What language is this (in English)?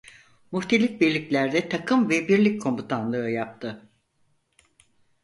Turkish